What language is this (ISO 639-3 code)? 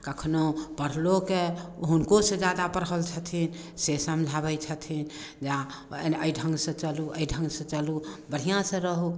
mai